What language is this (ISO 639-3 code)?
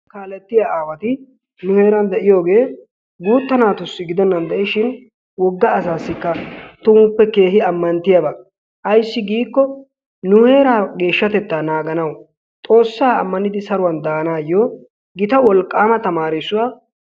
wal